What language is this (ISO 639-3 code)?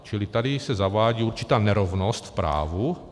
ces